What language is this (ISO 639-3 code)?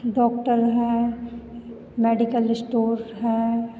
hin